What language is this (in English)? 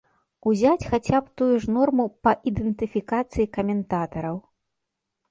Belarusian